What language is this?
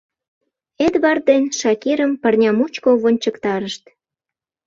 Mari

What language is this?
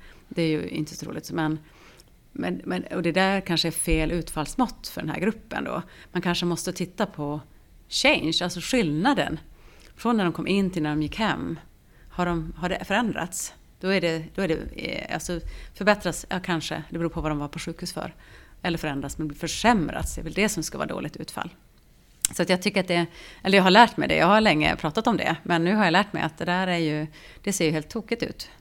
Swedish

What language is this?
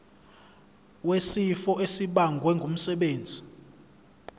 Zulu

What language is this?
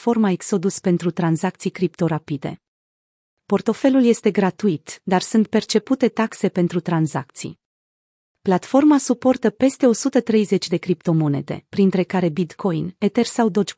Romanian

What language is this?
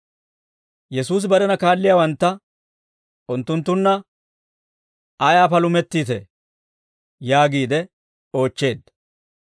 Dawro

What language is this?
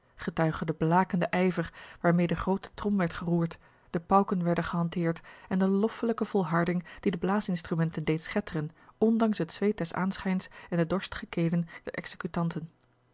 Dutch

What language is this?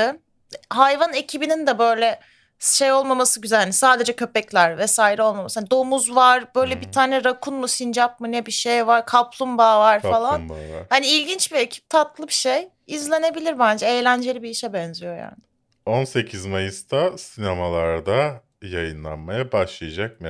Turkish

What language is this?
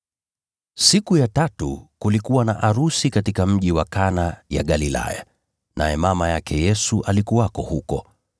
Swahili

